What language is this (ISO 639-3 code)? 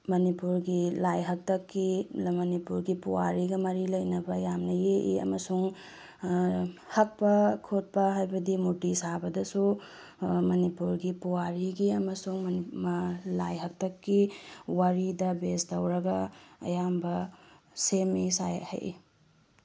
mni